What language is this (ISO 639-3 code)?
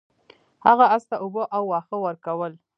pus